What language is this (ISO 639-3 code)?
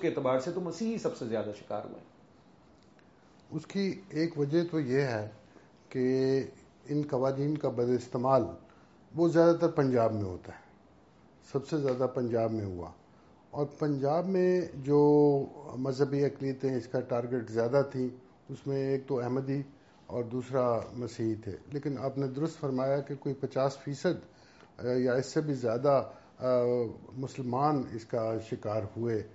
urd